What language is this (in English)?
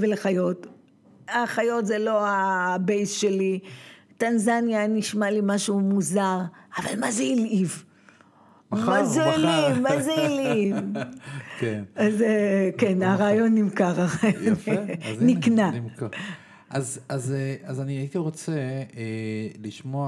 Hebrew